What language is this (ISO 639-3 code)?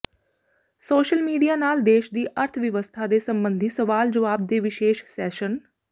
pan